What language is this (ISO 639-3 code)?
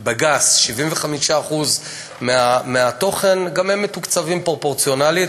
heb